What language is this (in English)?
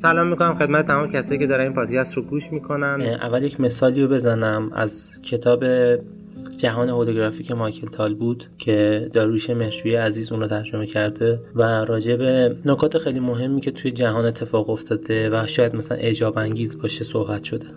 Persian